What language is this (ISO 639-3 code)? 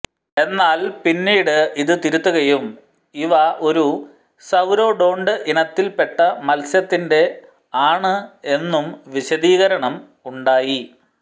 mal